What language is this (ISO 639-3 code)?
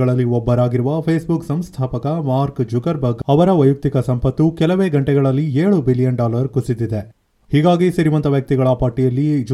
kan